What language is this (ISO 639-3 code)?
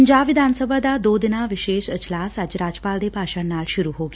pan